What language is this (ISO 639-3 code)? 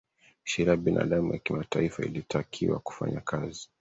swa